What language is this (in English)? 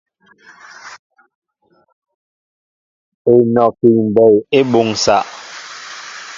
Mbo (Cameroon)